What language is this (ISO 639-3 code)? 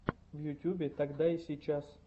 rus